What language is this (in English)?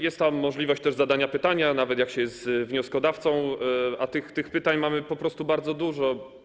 Polish